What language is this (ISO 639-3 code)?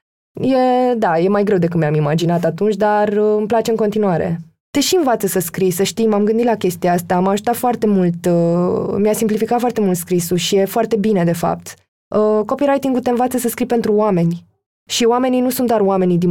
ron